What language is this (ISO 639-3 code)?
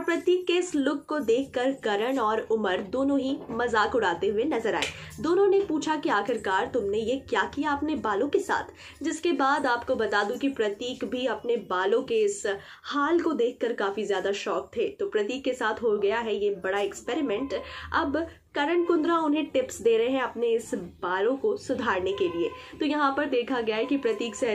hin